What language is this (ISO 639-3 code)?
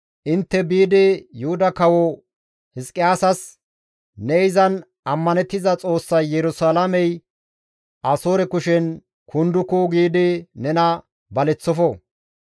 gmv